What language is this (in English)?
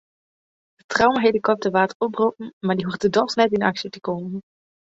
Western Frisian